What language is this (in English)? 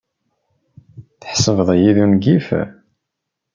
Kabyle